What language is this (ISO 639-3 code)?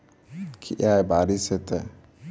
mai